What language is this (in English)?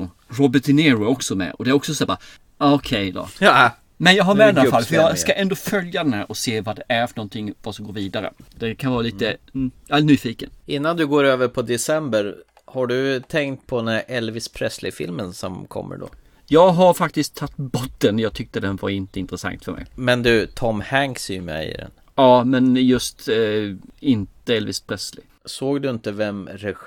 Swedish